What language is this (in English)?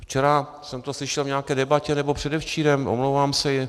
Czech